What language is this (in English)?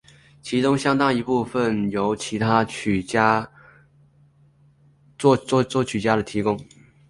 Chinese